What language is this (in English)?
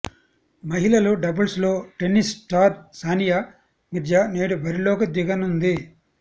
Telugu